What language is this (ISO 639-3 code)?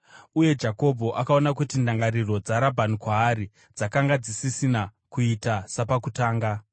sna